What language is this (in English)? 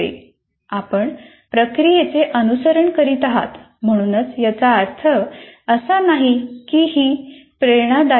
Marathi